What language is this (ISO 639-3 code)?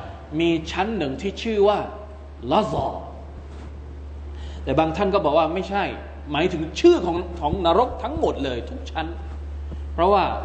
tha